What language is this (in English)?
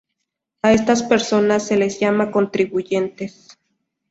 Spanish